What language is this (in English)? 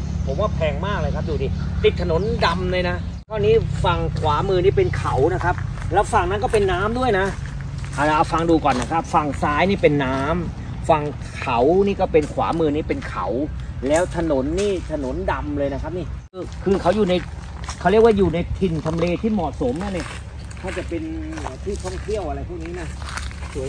Thai